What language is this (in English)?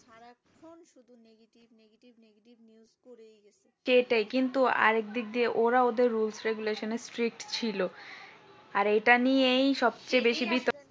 Bangla